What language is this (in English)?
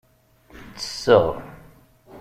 Kabyle